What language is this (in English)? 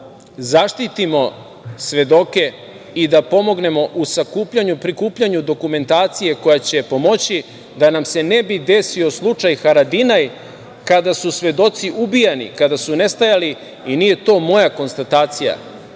Serbian